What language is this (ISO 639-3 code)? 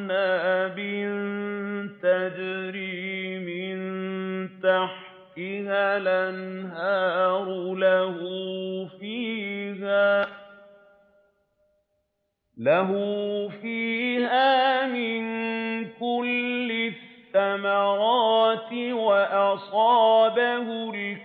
ara